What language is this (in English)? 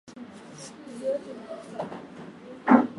Swahili